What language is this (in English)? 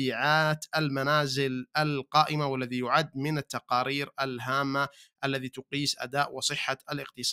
Arabic